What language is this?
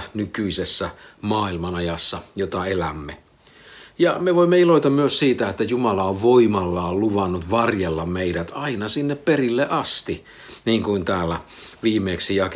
Finnish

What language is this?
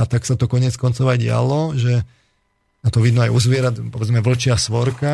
Slovak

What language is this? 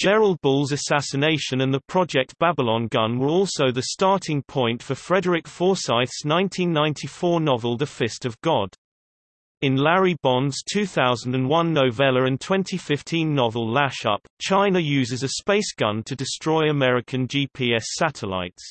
English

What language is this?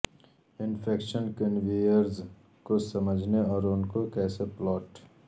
Urdu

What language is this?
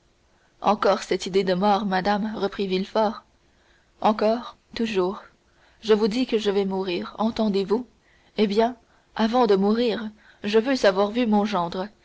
French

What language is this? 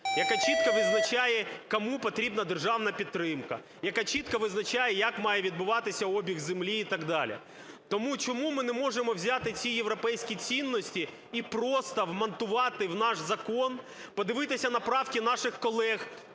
Ukrainian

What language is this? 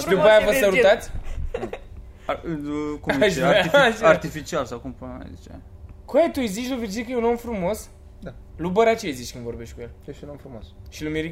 Romanian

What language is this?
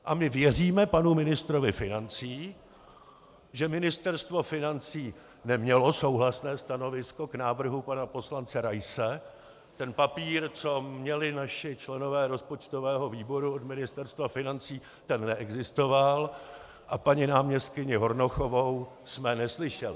Czech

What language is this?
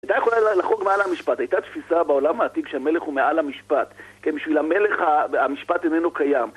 Hebrew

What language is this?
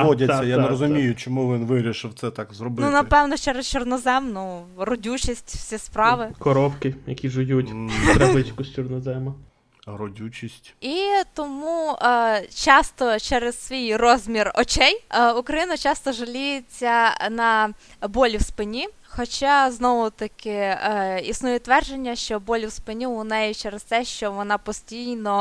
Ukrainian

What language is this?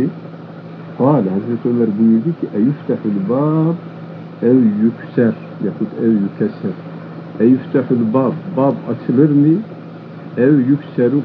Turkish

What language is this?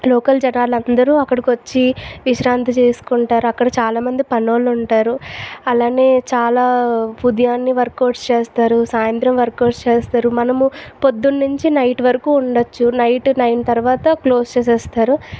Telugu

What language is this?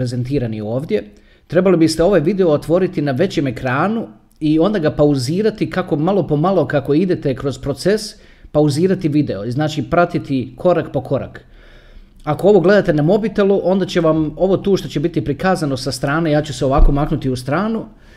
Croatian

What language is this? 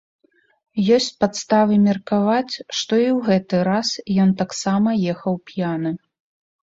Belarusian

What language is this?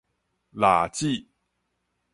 Min Nan Chinese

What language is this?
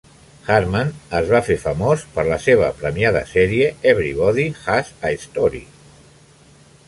Catalan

